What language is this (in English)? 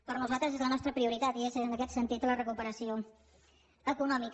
Catalan